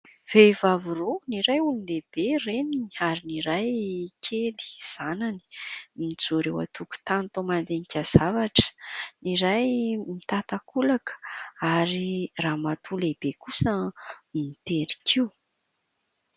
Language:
Malagasy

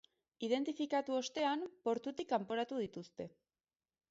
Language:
Basque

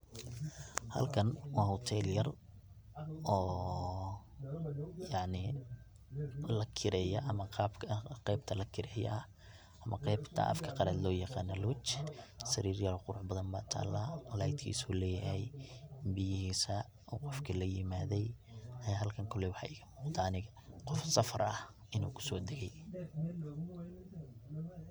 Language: Somali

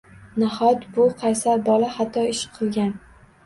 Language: Uzbek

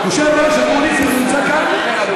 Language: Hebrew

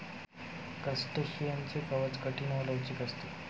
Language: Marathi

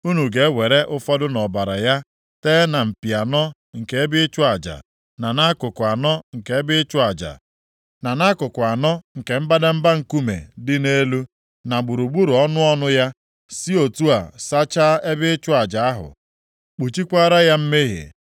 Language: Igbo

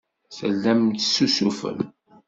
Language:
Kabyle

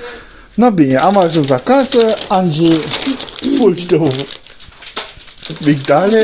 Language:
Romanian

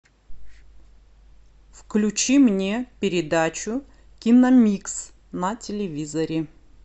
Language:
Russian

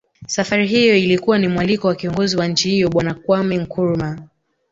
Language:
Swahili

